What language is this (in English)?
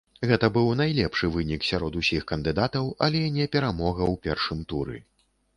Belarusian